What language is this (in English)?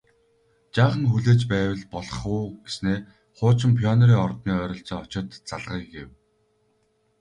Mongolian